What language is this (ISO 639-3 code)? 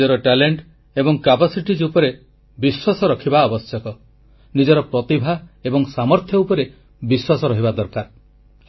ori